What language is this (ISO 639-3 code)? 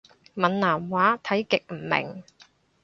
yue